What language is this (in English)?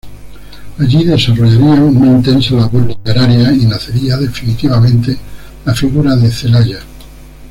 Spanish